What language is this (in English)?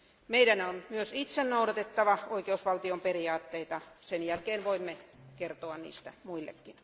Finnish